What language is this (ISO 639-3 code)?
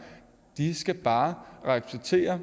dan